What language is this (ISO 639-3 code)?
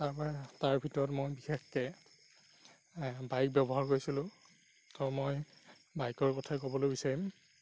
asm